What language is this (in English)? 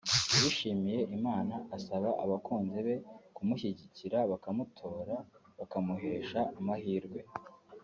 Kinyarwanda